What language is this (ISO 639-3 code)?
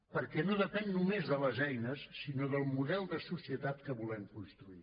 cat